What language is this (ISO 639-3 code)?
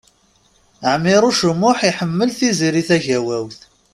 kab